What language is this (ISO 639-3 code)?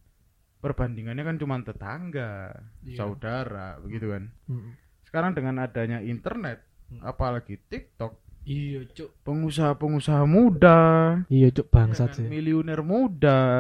ind